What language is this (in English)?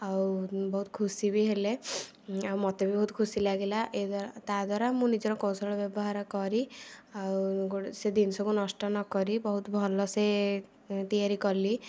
Odia